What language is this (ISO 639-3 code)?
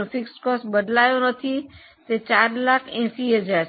guj